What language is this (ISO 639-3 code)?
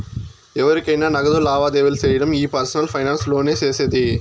tel